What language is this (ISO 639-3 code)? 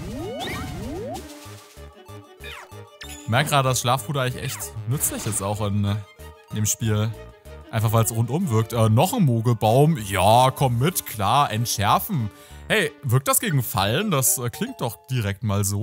deu